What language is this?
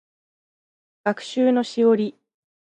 Japanese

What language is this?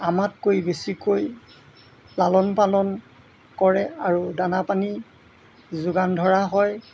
Assamese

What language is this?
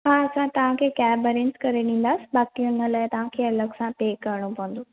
Sindhi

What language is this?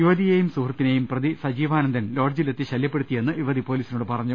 Malayalam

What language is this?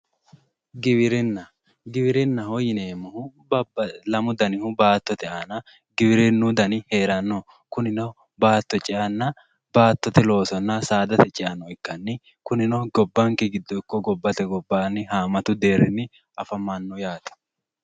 Sidamo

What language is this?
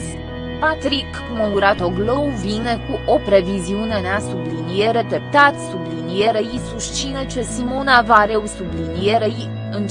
Romanian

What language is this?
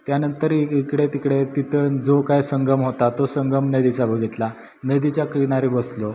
Marathi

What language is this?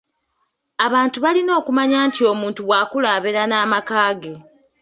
Ganda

